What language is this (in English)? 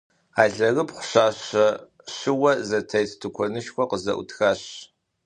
Kabardian